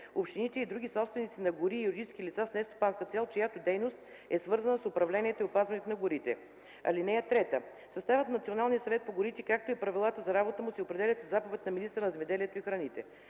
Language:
Bulgarian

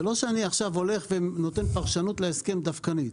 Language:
Hebrew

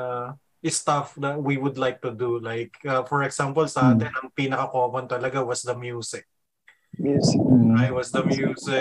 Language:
Filipino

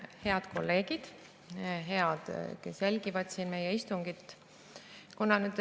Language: Estonian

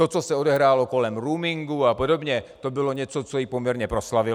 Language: Czech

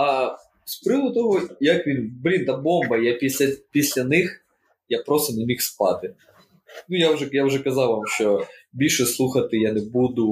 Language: Ukrainian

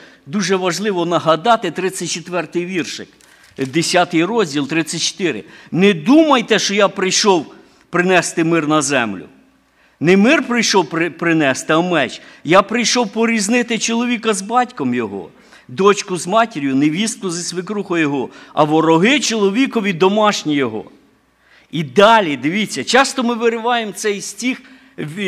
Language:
Ukrainian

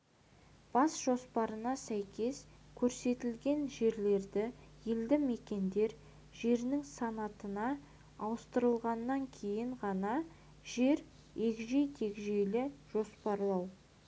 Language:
Kazakh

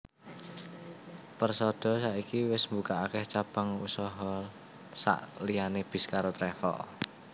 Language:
Javanese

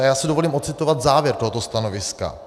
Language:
Czech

